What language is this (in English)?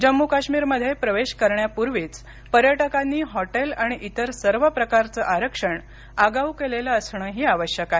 Marathi